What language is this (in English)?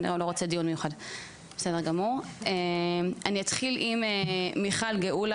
Hebrew